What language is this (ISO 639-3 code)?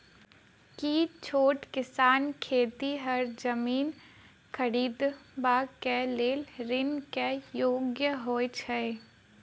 mai